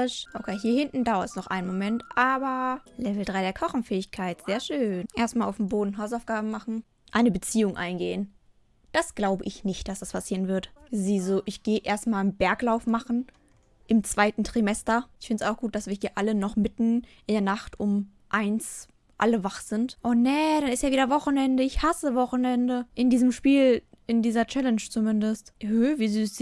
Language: German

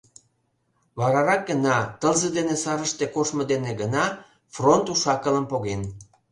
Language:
Mari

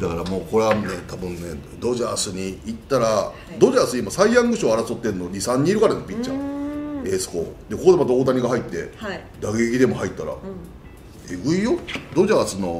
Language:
Japanese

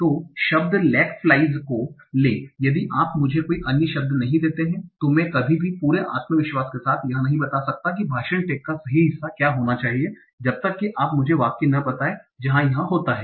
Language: Hindi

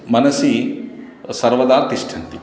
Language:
Sanskrit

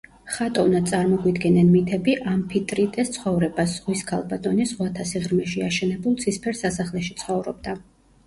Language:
Georgian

